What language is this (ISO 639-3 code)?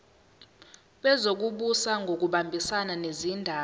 zul